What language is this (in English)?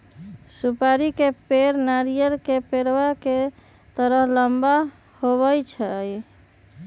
Magahi